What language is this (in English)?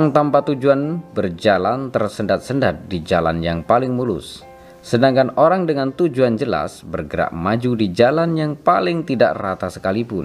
Indonesian